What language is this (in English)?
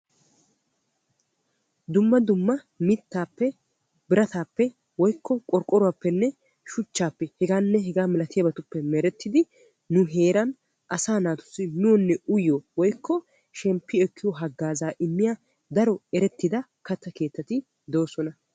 Wolaytta